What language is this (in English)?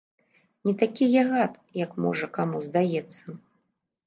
Belarusian